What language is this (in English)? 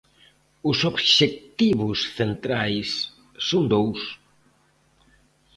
Galician